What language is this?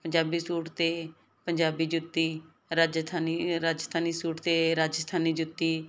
Punjabi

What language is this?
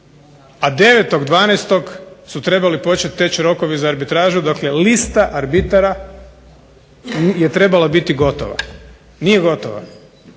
Croatian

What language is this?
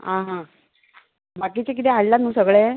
Konkani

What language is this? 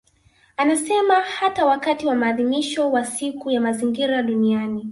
Swahili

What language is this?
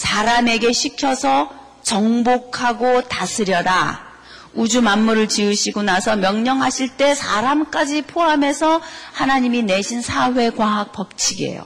Korean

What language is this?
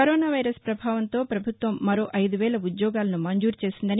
Telugu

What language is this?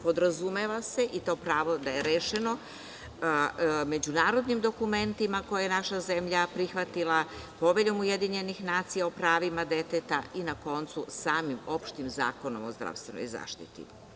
Serbian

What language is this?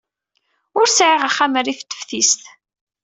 Kabyle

